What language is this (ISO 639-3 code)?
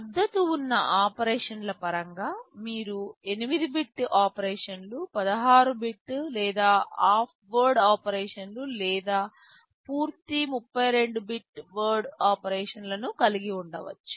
tel